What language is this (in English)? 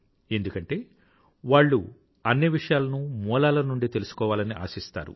Telugu